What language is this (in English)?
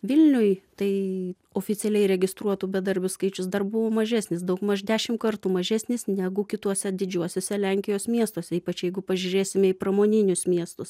Lithuanian